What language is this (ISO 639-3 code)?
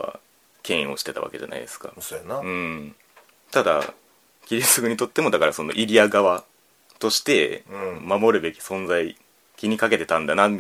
jpn